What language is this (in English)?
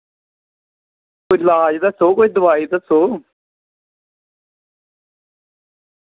Dogri